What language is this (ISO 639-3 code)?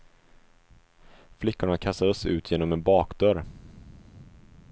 swe